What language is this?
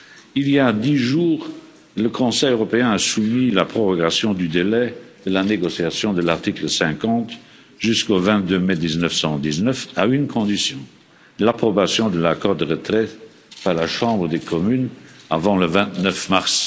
French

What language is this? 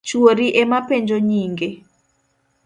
Luo (Kenya and Tanzania)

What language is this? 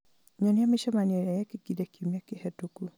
Kikuyu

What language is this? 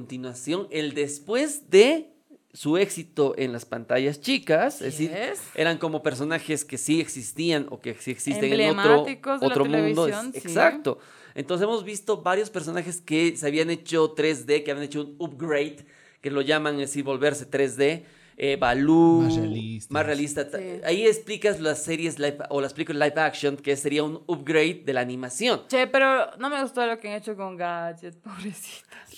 Spanish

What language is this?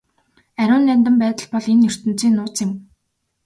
Mongolian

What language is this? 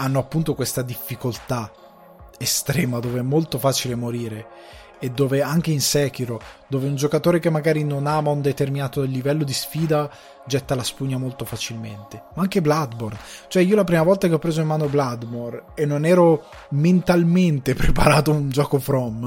Italian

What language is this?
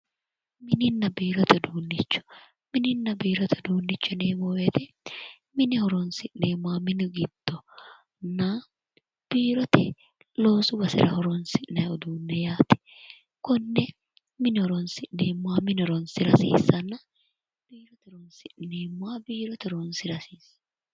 Sidamo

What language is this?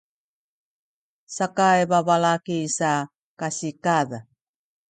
Sakizaya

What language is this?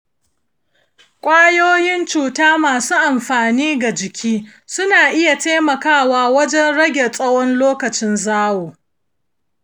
Hausa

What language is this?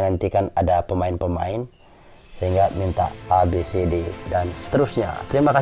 Indonesian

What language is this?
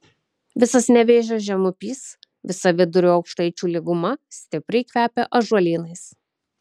Lithuanian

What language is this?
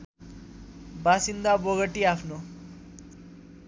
Nepali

